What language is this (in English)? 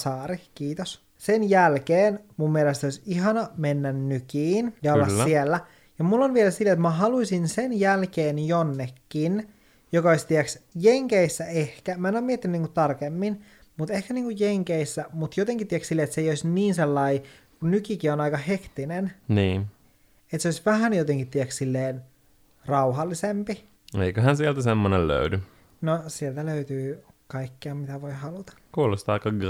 Finnish